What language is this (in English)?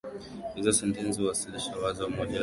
Swahili